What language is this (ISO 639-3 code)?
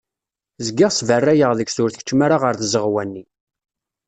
kab